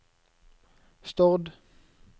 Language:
Norwegian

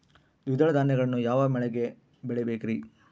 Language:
Kannada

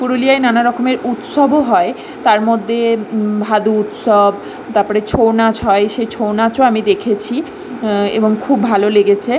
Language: Bangla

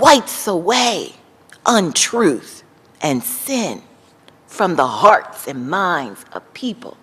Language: English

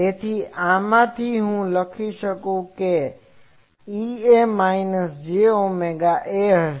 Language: Gujarati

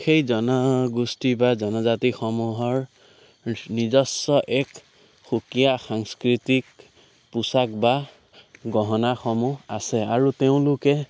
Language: Assamese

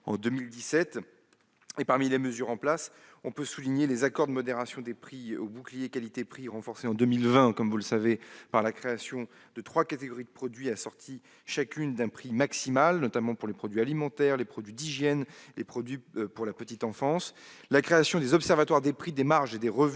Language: French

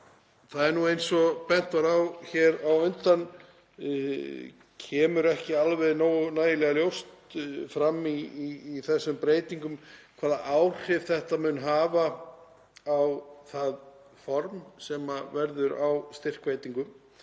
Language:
Icelandic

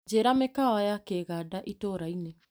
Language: Kikuyu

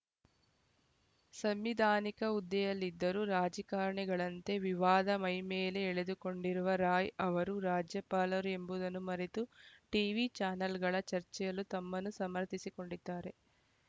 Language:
Kannada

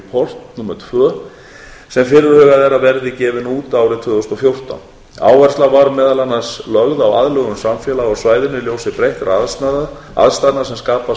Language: Icelandic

